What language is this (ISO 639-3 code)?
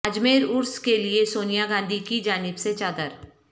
urd